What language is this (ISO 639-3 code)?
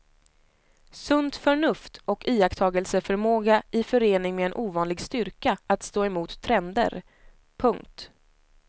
swe